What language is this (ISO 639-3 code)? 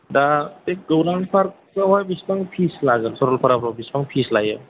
brx